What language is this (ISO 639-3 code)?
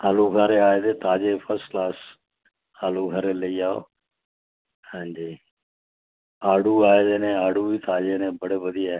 doi